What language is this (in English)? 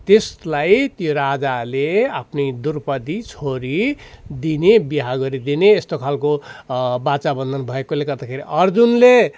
Nepali